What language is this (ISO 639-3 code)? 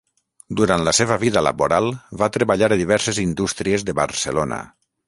cat